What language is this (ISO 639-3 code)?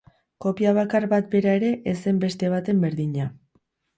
eus